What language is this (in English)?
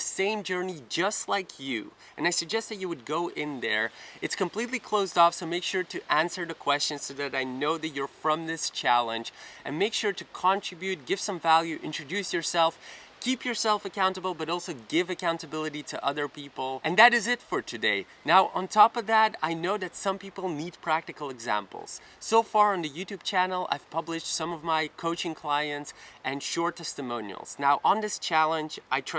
English